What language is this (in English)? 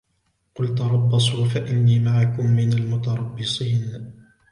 Arabic